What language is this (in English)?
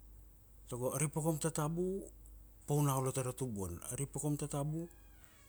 Kuanua